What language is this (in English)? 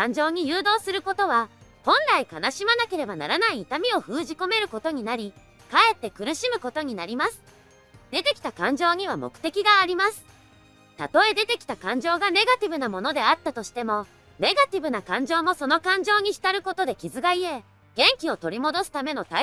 Japanese